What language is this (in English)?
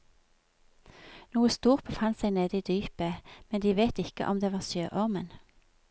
Norwegian